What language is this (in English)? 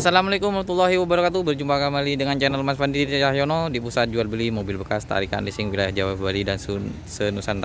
Indonesian